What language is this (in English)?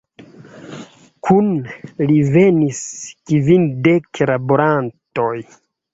Esperanto